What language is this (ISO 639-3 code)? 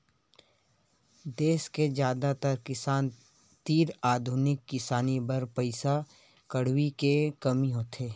hne